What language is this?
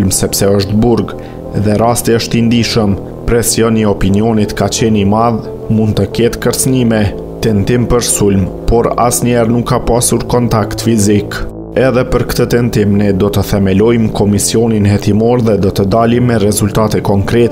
Romanian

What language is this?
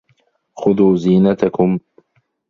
Arabic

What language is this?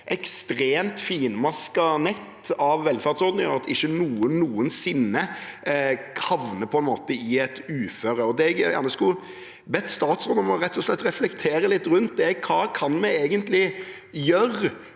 Norwegian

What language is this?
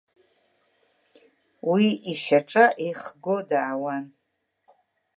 Abkhazian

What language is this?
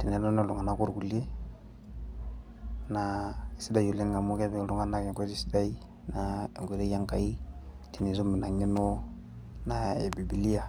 Masai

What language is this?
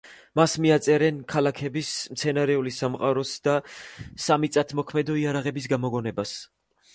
Georgian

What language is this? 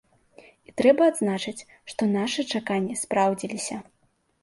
Belarusian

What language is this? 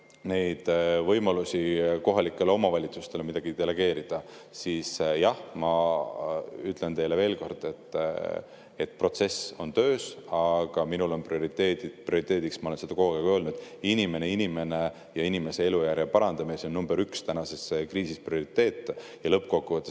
Estonian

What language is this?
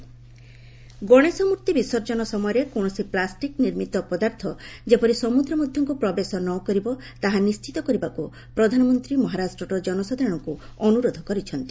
Odia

